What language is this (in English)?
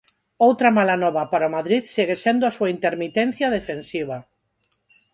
Galician